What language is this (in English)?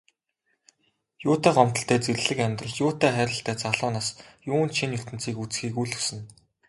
Mongolian